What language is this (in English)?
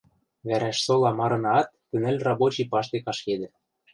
Western Mari